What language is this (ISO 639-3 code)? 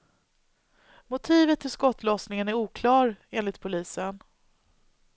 swe